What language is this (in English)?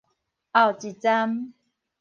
Min Nan Chinese